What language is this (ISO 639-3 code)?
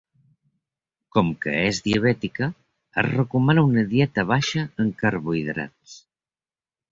cat